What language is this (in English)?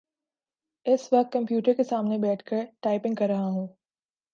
Urdu